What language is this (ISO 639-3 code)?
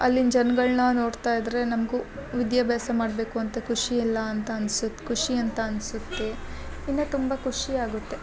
kan